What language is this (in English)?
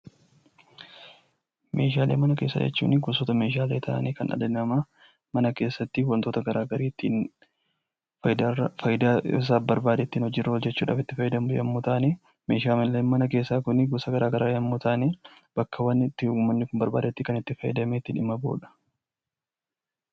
Oromo